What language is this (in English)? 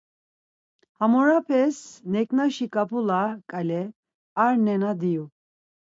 Laz